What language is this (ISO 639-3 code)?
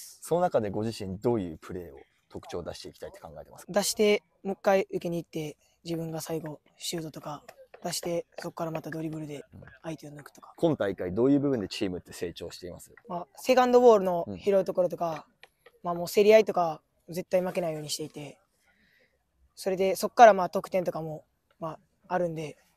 jpn